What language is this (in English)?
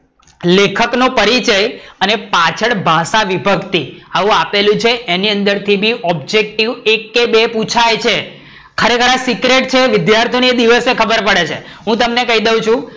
Gujarati